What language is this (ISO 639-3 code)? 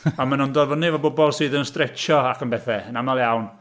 cym